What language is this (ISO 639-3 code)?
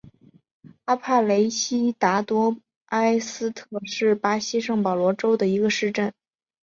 zho